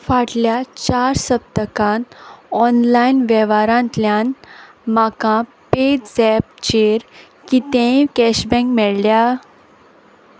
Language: Konkani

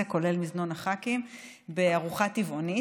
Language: Hebrew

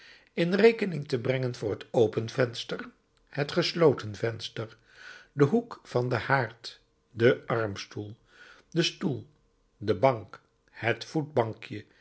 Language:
Dutch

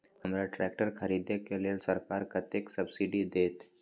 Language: Maithili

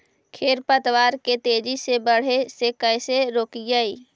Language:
Magahi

